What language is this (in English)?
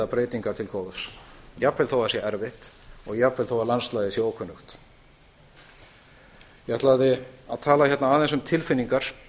Icelandic